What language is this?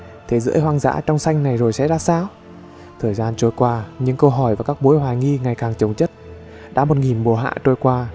Vietnamese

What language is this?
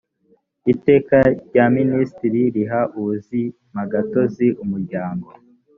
Kinyarwanda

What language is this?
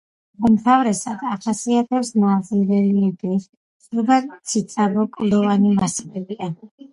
Georgian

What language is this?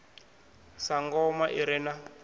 Venda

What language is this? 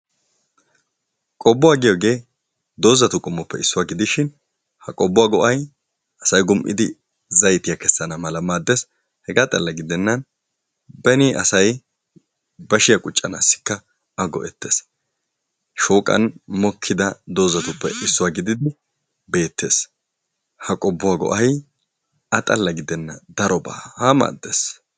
Wolaytta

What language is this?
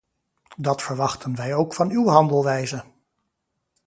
Dutch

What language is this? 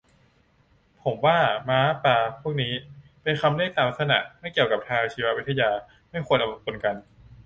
Thai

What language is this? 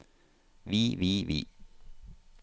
Norwegian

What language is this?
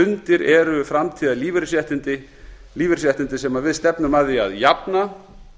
Icelandic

